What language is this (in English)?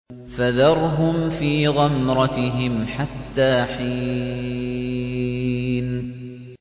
Arabic